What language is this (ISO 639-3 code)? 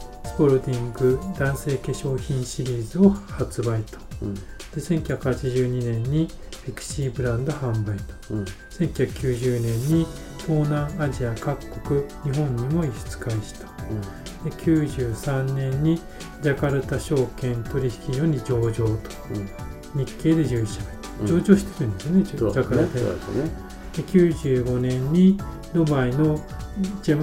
jpn